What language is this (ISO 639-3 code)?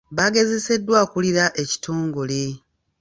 lug